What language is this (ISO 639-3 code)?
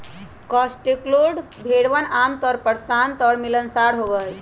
mag